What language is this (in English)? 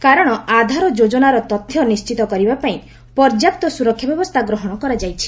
Odia